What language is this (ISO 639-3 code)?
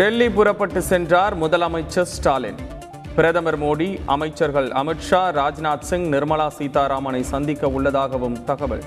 tam